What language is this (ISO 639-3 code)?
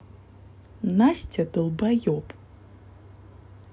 rus